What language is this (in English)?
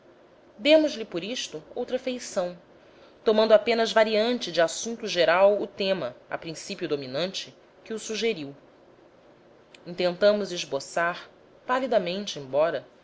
Portuguese